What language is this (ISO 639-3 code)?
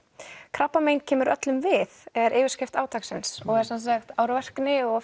isl